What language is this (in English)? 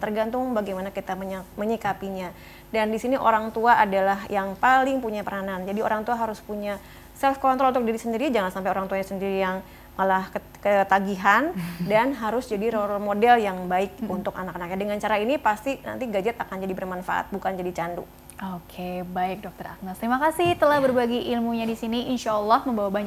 Indonesian